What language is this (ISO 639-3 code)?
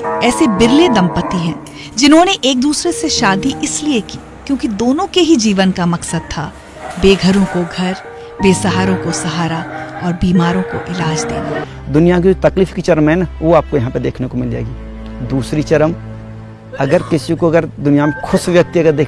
hin